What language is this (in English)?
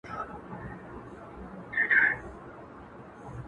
Pashto